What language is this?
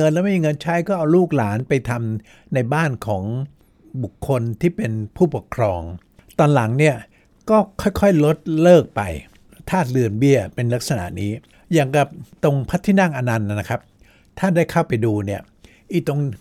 Thai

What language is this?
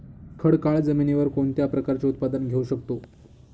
Marathi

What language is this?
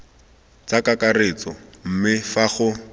Tswana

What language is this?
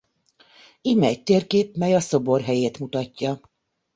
Hungarian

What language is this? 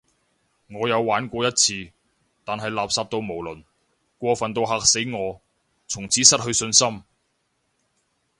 Cantonese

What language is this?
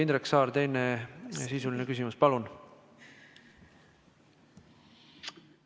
Estonian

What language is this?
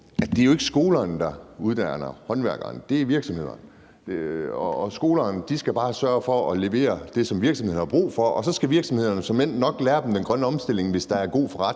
Danish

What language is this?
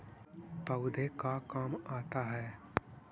Magahi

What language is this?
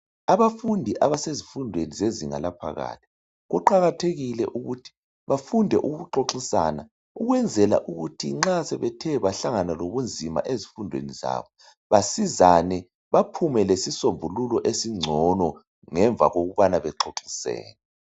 North Ndebele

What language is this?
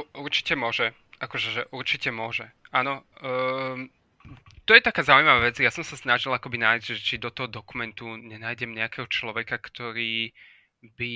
Slovak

